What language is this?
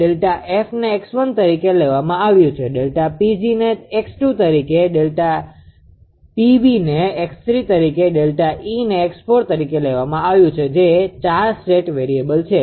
Gujarati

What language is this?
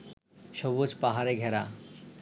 Bangla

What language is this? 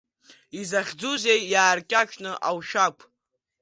Abkhazian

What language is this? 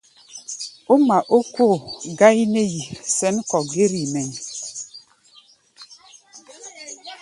Gbaya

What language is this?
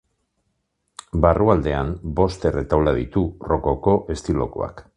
Basque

